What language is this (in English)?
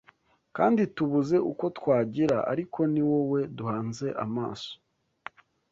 Kinyarwanda